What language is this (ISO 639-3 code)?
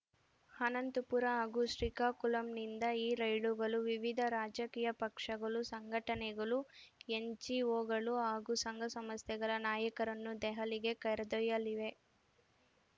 kan